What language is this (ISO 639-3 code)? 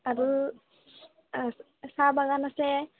asm